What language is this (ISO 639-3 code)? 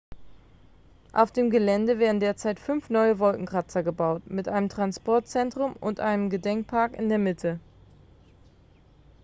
deu